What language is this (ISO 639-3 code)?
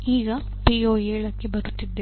kan